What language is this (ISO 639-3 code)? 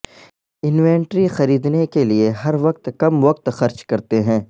urd